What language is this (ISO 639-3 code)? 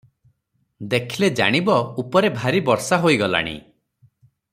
ori